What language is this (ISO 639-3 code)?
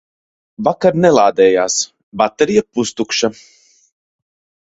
lav